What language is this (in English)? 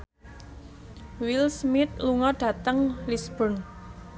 Javanese